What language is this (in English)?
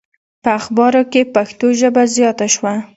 Pashto